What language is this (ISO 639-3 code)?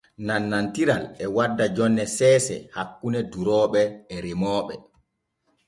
fue